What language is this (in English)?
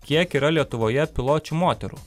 Lithuanian